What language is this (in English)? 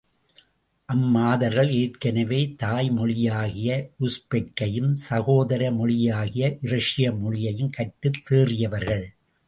Tamil